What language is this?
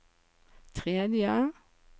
Norwegian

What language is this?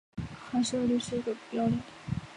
Chinese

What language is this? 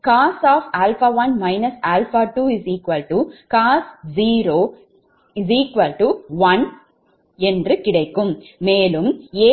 Tamil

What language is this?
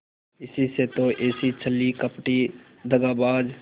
Hindi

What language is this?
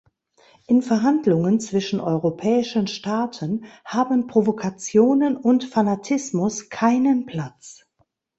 German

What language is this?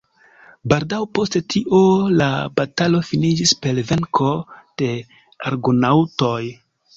Esperanto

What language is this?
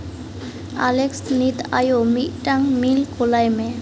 Santali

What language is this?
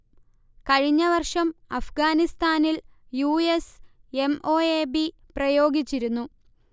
Malayalam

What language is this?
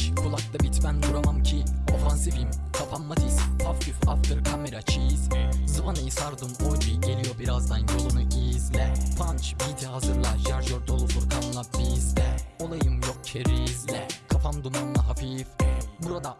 Turkish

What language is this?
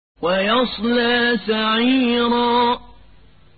Arabic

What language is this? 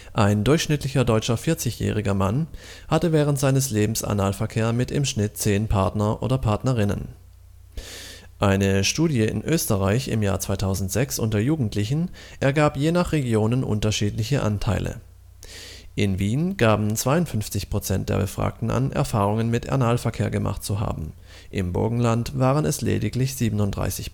German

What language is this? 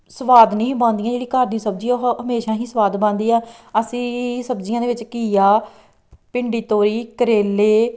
Punjabi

